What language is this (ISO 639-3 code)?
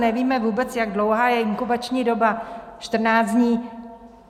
ces